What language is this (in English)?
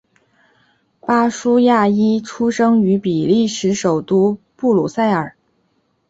Chinese